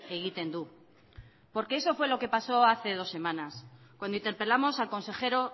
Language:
Spanish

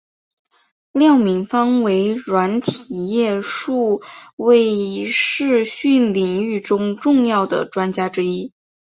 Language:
Chinese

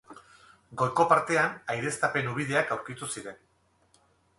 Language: Basque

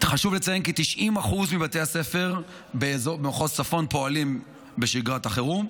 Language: Hebrew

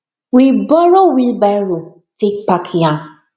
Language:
Nigerian Pidgin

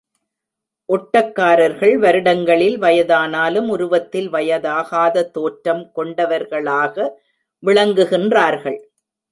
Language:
Tamil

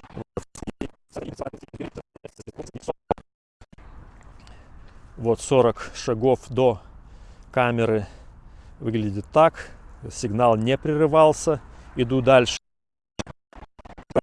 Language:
Russian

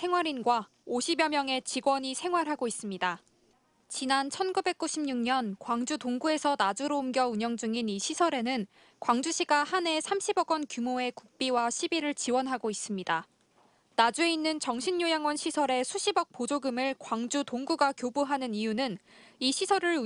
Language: Korean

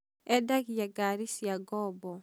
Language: Kikuyu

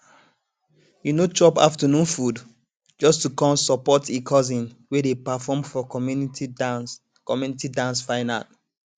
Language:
Nigerian Pidgin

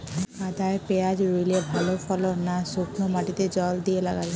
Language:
Bangla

